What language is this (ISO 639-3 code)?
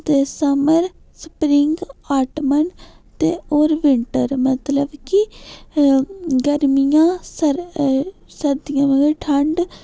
doi